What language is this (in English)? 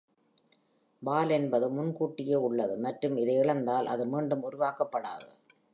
Tamil